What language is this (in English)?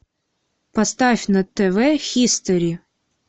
Russian